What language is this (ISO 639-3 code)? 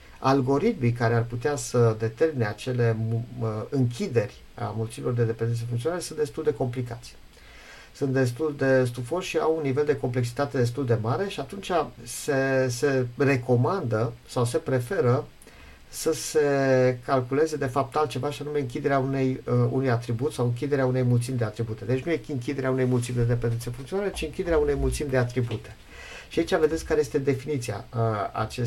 ron